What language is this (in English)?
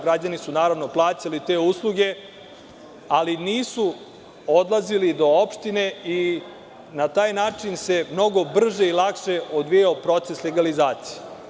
Serbian